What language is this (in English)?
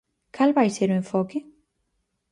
Galician